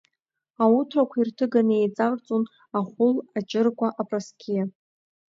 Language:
Abkhazian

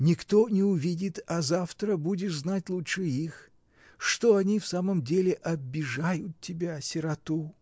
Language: Russian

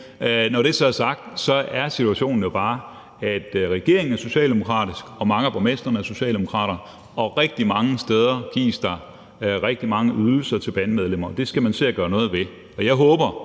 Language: Danish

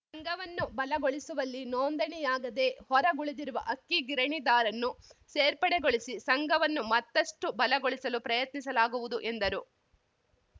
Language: Kannada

